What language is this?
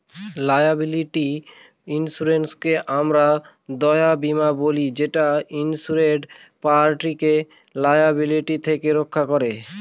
Bangla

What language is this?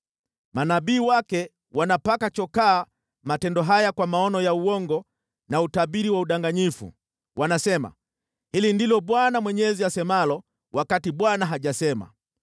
Swahili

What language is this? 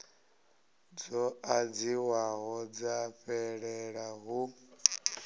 Venda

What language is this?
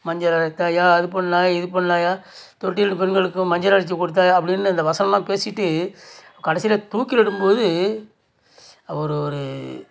Tamil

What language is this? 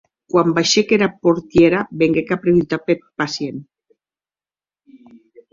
Occitan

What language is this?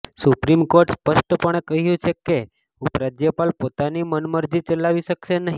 Gujarati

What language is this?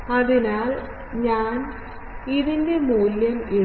Malayalam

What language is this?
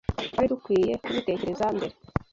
Kinyarwanda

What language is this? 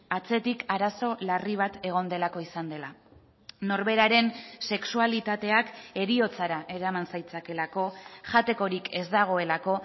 Basque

